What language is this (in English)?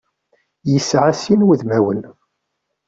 Kabyle